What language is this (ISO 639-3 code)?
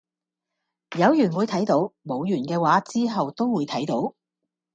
yue